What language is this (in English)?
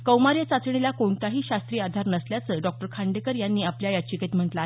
Marathi